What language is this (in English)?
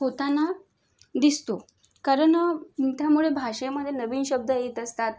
Marathi